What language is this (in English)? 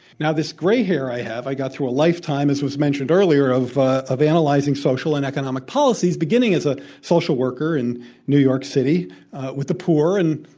English